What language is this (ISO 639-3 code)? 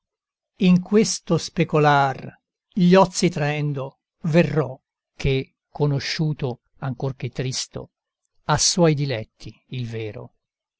ita